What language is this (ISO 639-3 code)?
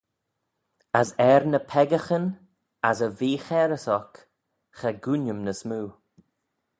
glv